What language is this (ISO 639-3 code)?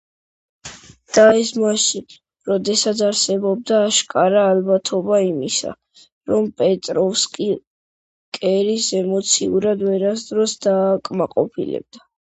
kat